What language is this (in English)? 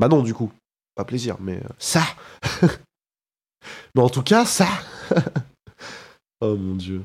French